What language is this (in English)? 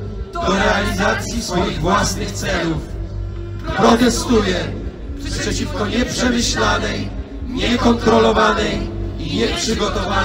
Polish